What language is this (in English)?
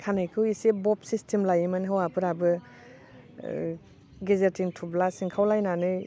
Bodo